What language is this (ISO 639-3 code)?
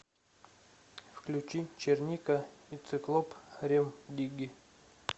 rus